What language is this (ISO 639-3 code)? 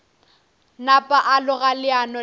nso